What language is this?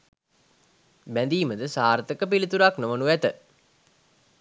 Sinhala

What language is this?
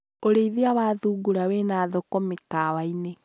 Kikuyu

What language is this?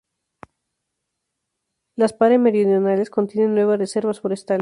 Spanish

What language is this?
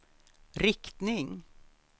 Swedish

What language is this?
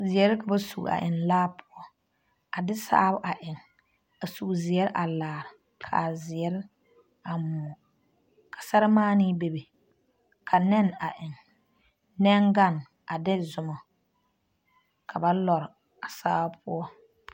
Southern Dagaare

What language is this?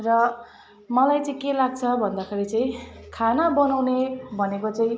Nepali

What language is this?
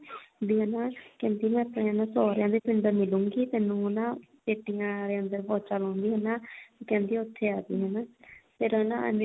Punjabi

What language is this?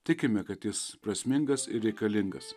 Lithuanian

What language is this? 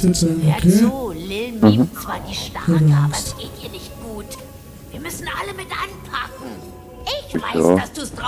German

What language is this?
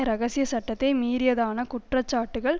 Tamil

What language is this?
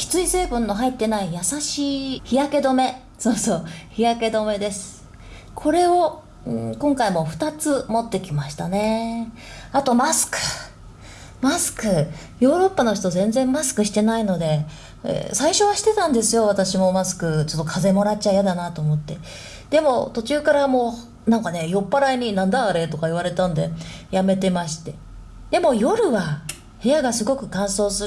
Japanese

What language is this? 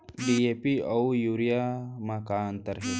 Chhattisgarhi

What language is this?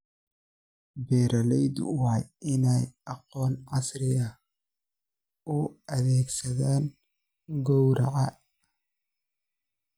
Somali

